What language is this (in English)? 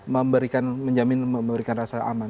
Indonesian